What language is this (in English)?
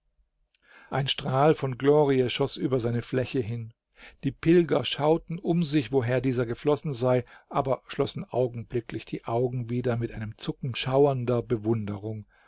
German